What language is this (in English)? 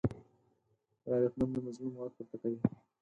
Pashto